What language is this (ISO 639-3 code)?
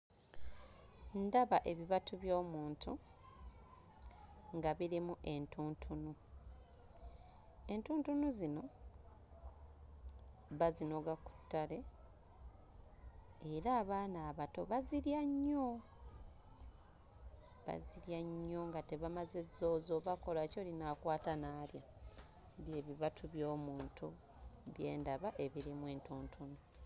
lug